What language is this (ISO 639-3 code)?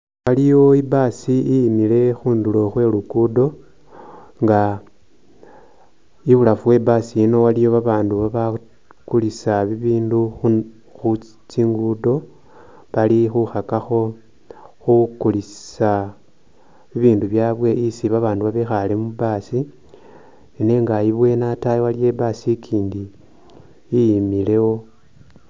myx